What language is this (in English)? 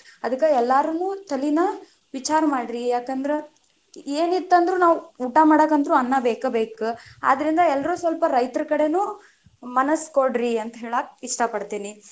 Kannada